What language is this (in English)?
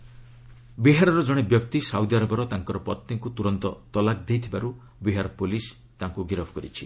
Odia